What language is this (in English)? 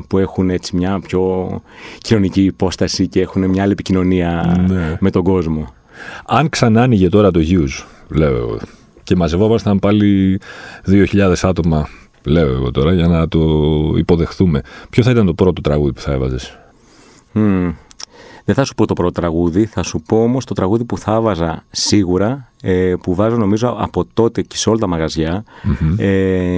Greek